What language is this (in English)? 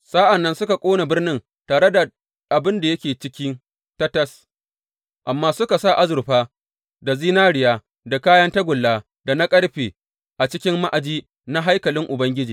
Hausa